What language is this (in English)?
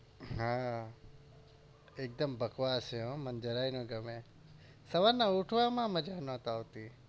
Gujarati